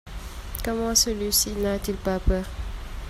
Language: French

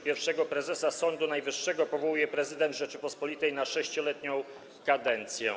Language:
Polish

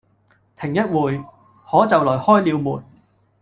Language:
Cantonese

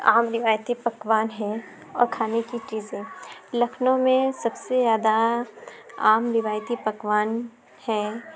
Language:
Urdu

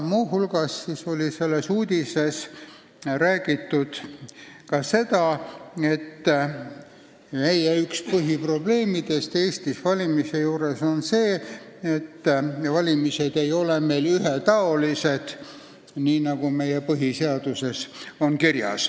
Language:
Estonian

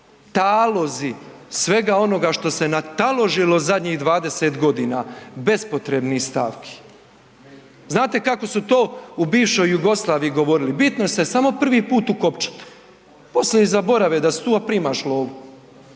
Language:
Croatian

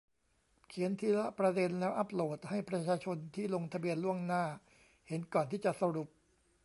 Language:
Thai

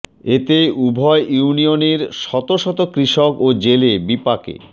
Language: Bangla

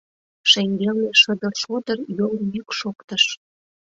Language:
Mari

